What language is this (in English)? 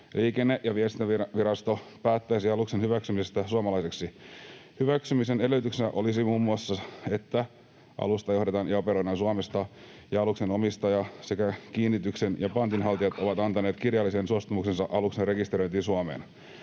Finnish